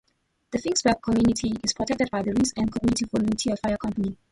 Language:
English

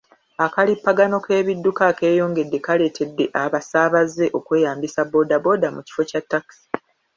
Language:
Ganda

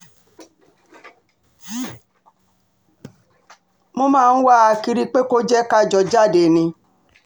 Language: Yoruba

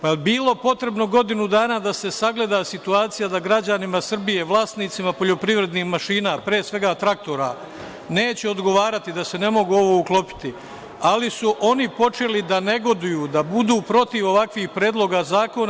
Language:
Serbian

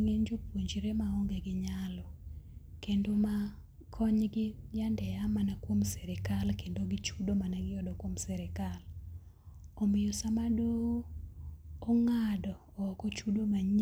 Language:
Luo (Kenya and Tanzania)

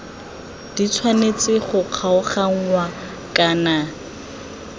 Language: Tswana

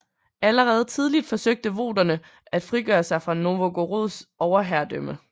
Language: Danish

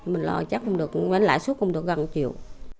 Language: Vietnamese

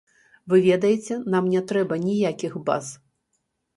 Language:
Belarusian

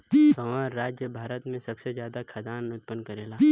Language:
Bhojpuri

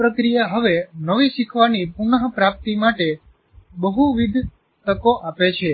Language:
Gujarati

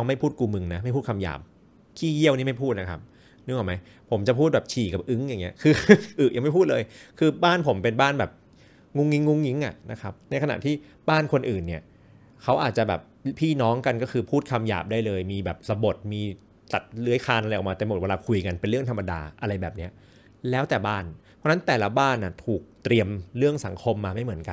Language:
Thai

